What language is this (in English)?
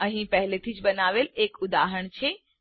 Gujarati